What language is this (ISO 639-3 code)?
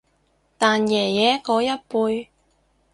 yue